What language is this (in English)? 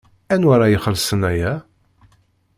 Kabyle